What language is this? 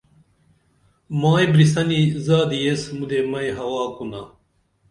Dameli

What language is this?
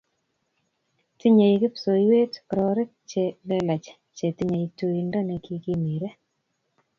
Kalenjin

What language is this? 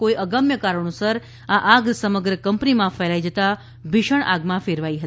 Gujarati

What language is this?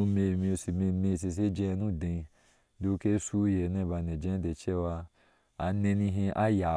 Ashe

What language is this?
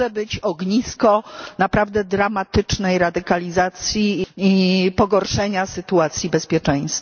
Polish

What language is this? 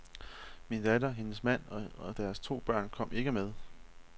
Danish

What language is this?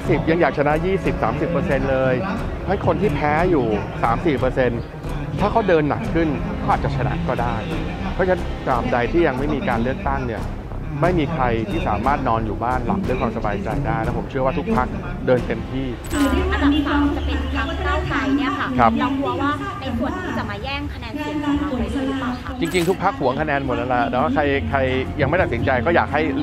Thai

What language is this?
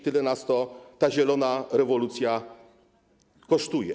Polish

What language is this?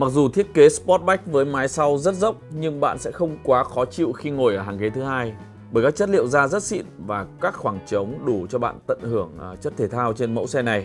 Vietnamese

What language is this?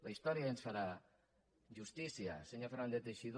Catalan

